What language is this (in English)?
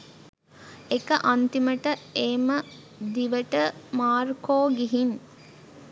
Sinhala